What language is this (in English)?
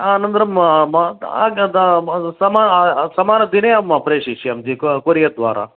Sanskrit